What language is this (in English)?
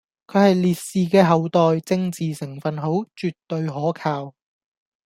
Cantonese